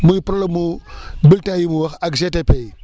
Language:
Wolof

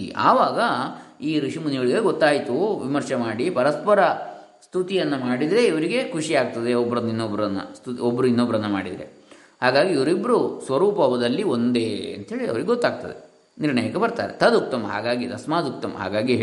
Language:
Kannada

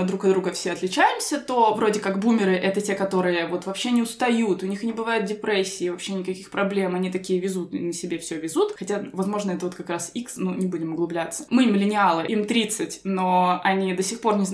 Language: Russian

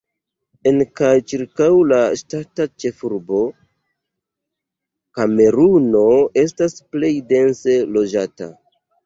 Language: Esperanto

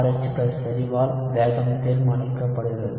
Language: Tamil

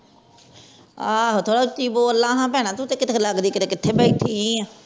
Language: Punjabi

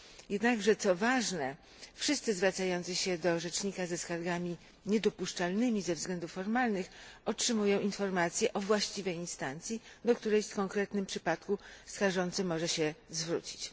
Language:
Polish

